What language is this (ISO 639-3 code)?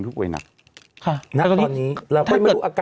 tha